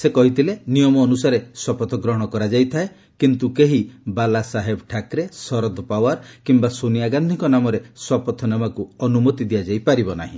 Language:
Odia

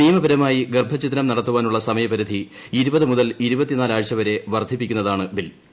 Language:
Malayalam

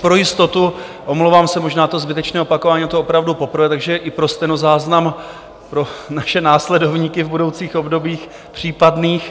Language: Czech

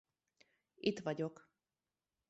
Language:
Hungarian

